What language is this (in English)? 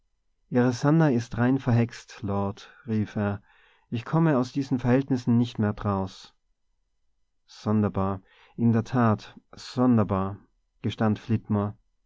German